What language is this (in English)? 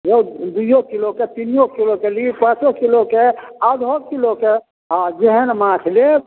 Maithili